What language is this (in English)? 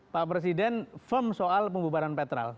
Indonesian